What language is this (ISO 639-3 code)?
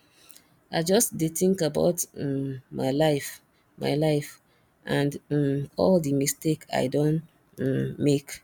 pcm